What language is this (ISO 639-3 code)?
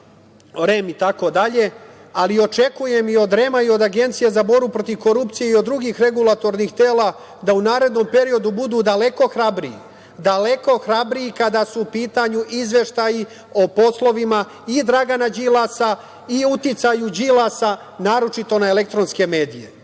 srp